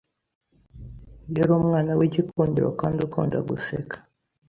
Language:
Kinyarwanda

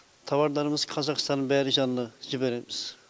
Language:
Kazakh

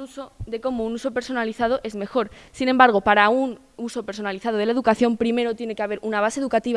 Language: Spanish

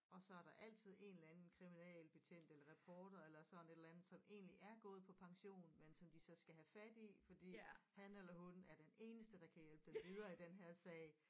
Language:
Danish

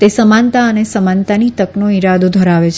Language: Gujarati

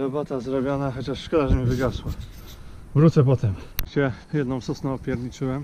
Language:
Polish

